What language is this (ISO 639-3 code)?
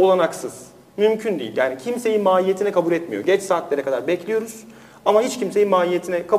tur